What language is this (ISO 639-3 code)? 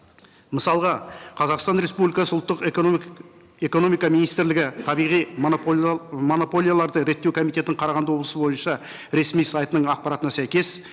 kaz